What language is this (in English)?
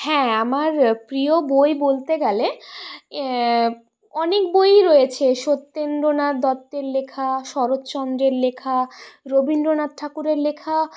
Bangla